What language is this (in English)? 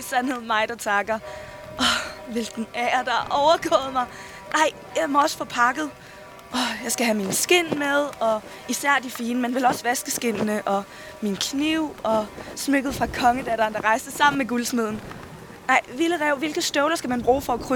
Danish